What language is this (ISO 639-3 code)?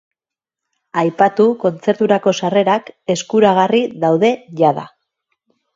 eus